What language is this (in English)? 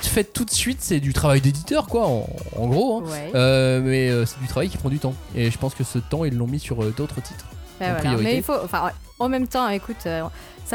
French